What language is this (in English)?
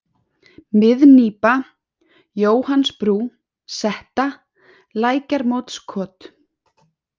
Icelandic